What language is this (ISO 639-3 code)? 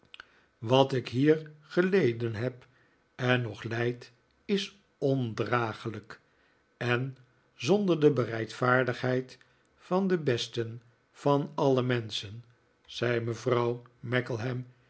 nld